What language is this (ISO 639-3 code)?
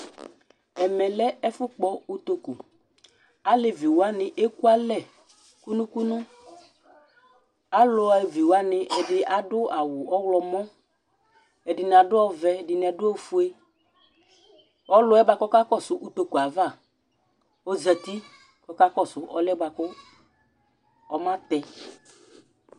kpo